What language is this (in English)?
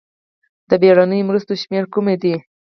Pashto